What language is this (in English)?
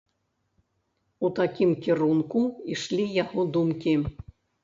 Belarusian